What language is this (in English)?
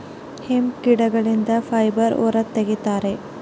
Kannada